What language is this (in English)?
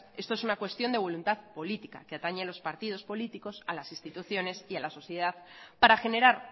Spanish